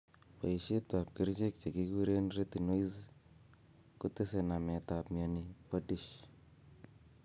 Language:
Kalenjin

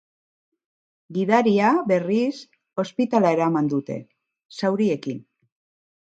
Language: Basque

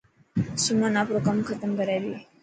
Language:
Dhatki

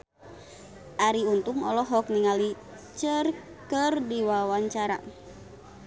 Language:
Sundanese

